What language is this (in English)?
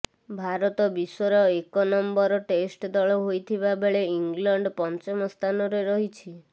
Odia